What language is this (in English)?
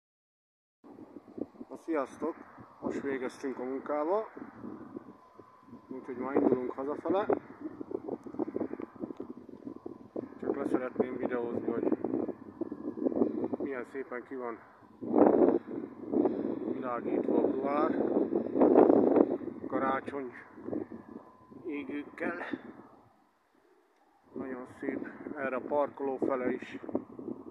Hungarian